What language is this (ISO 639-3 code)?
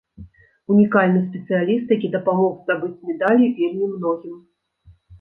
bel